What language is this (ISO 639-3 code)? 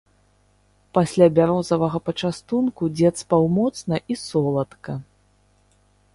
bel